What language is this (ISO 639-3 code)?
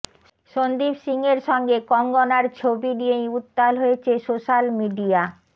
ben